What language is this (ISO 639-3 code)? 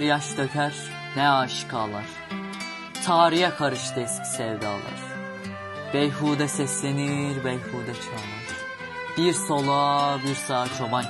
tur